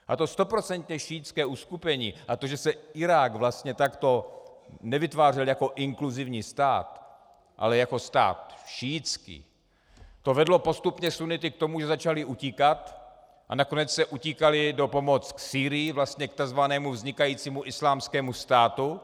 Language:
Czech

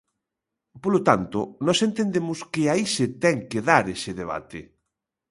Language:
Galician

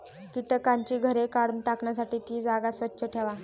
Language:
Marathi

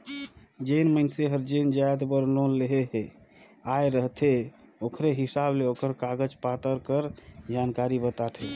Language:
Chhattisgarhi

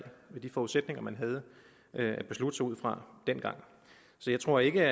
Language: Danish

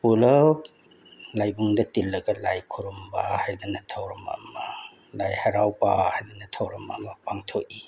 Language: Manipuri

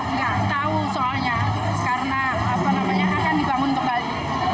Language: Indonesian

